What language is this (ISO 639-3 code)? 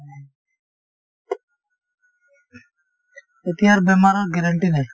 asm